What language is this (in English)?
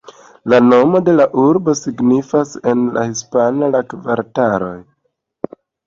Esperanto